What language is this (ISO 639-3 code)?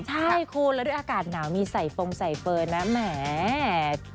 tha